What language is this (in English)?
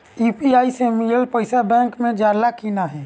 Bhojpuri